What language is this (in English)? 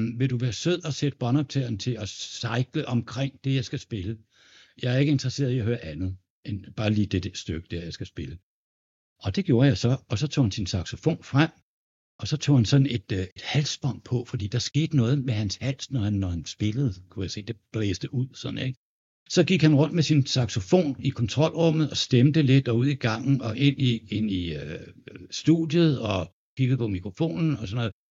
Danish